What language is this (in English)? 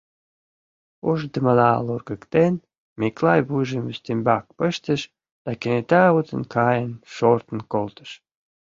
Mari